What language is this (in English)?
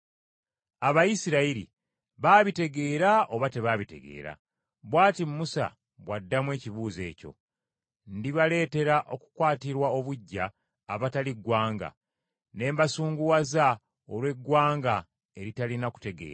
Ganda